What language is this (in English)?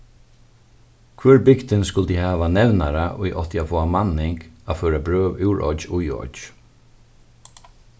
Faroese